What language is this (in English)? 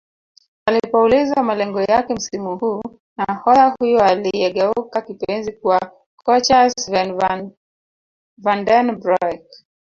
Swahili